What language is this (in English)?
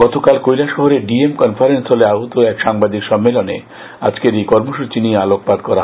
Bangla